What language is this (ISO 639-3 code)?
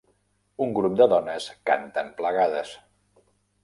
cat